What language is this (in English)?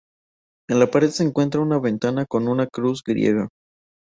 Spanish